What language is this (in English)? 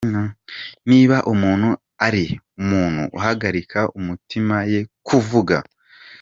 Kinyarwanda